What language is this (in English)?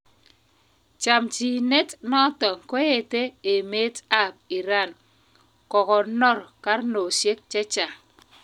Kalenjin